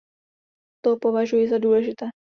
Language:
Czech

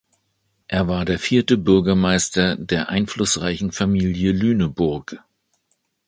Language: German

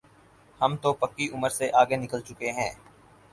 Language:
Urdu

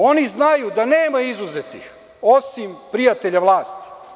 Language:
Serbian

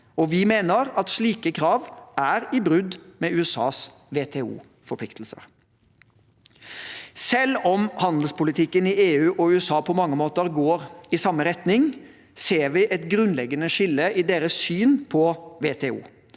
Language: Norwegian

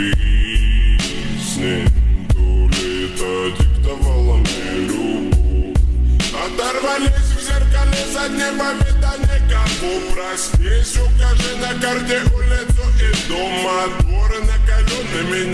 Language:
Ukrainian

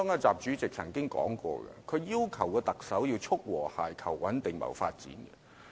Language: Cantonese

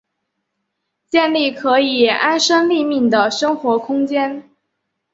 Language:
Chinese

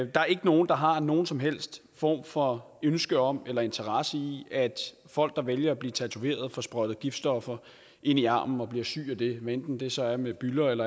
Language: Danish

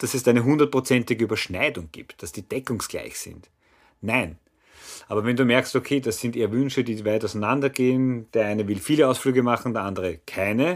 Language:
German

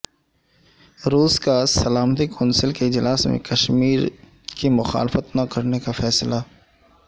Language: Urdu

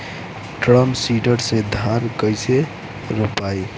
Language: Bhojpuri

